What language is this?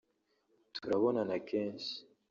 Kinyarwanda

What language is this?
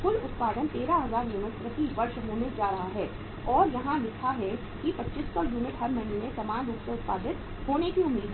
Hindi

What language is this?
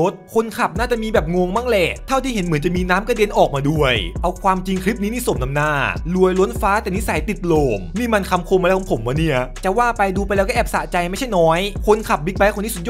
Thai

